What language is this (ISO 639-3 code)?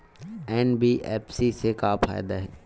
hne